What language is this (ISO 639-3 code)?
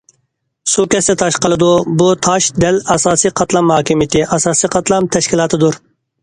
uig